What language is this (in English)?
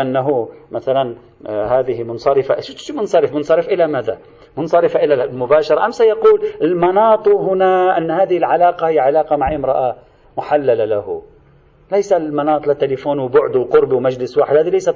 Arabic